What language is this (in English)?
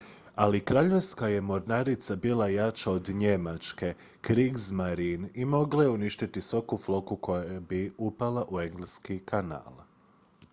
Croatian